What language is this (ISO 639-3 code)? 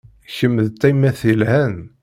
kab